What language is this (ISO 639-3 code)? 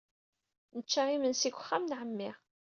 kab